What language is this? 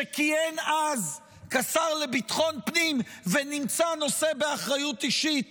Hebrew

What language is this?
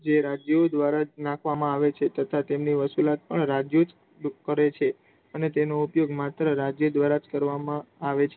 Gujarati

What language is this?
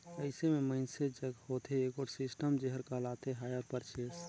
Chhattisgarhi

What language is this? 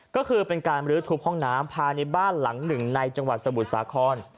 Thai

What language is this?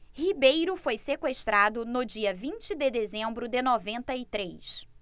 Portuguese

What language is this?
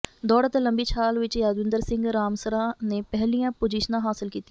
Punjabi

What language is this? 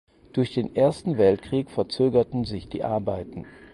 German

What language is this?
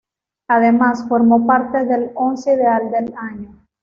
Spanish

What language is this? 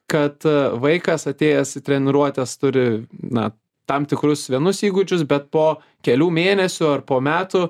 Lithuanian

